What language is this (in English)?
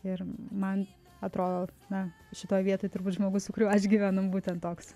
Lithuanian